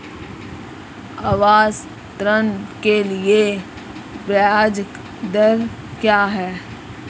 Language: Hindi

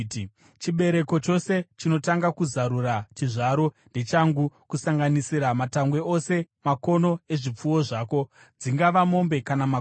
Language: Shona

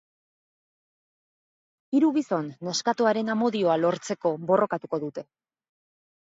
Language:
Basque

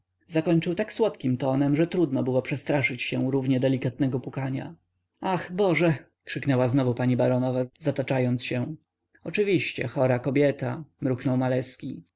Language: Polish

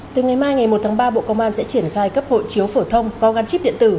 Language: Vietnamese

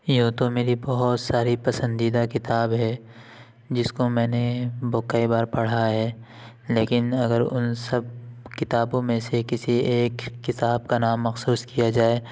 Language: Urdu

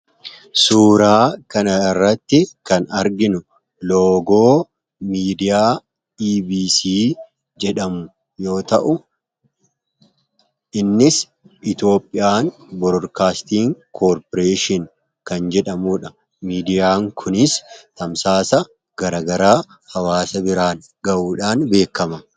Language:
Oromo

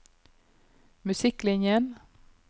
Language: Norwegian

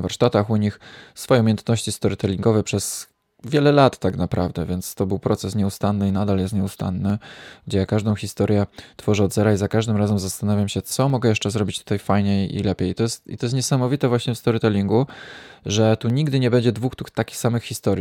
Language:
Polish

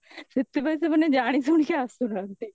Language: Odia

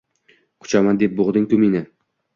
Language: Uzbek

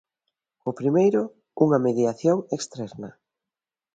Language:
Galician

